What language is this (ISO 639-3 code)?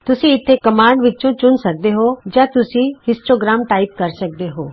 pan